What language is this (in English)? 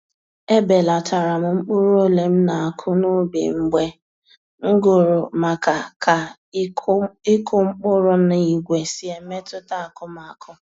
Igbo